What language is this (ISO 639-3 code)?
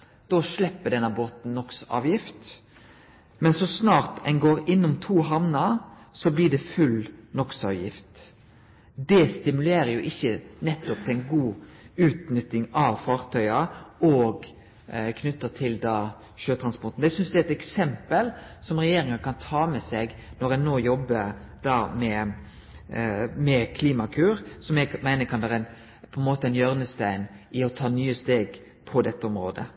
nno